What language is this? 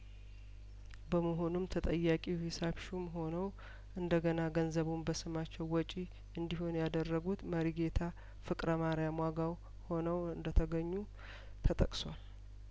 Amharic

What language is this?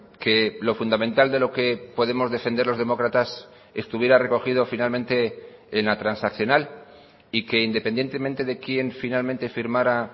Spanish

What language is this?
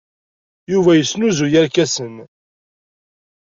Kabyle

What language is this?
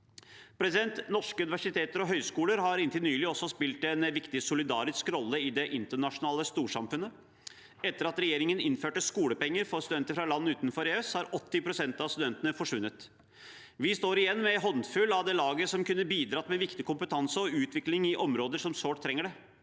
Norwegian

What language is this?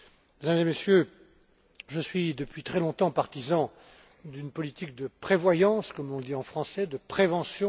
French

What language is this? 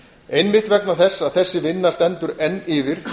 Icelandic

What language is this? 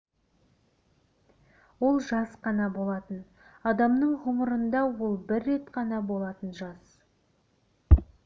Kazakh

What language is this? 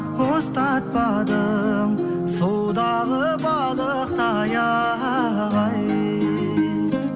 Kazakh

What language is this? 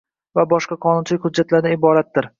Uzbek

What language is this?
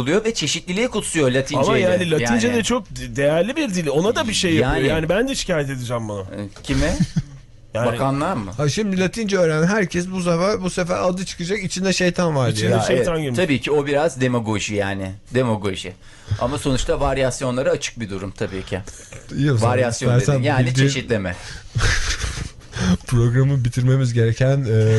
Turkish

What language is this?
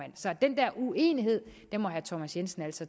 Danish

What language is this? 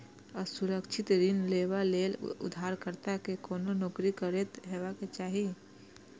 Maithili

